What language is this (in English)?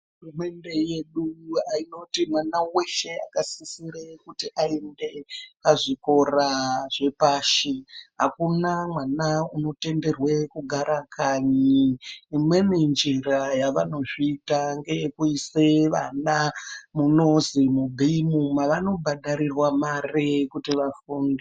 Ndau